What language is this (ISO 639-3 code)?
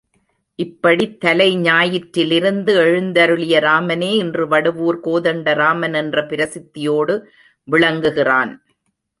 tam